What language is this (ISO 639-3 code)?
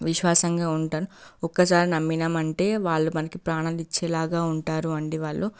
tel